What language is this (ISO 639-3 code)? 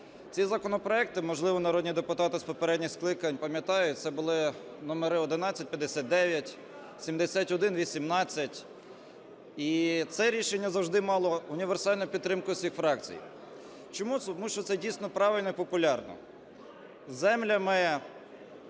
ukr